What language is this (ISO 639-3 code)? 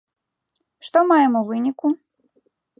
bel